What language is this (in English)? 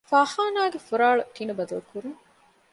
Divehi